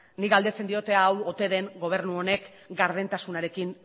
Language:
Basque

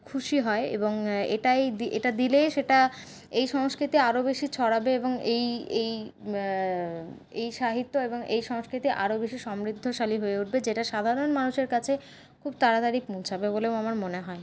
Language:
Bangla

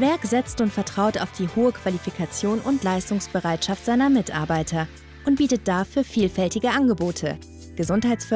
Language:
German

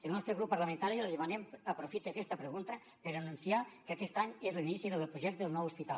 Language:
Catalan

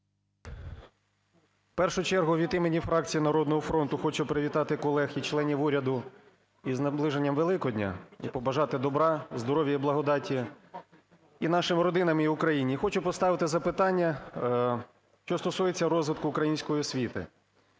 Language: Ukrainian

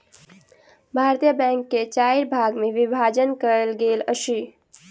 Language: Maithili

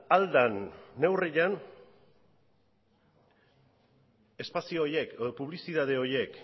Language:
Basque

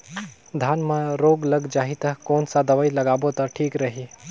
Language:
Chhattisgarhi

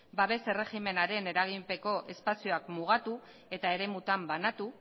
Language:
Basque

